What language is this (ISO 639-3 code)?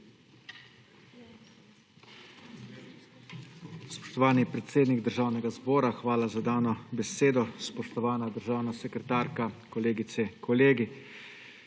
slv